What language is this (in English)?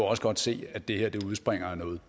Danish